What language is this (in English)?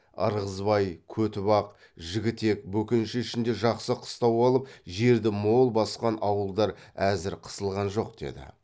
Kazakh